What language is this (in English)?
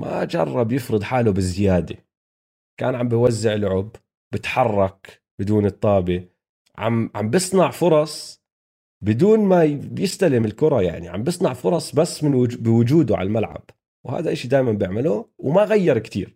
Arabic